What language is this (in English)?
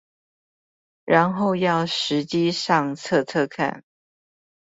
Chinese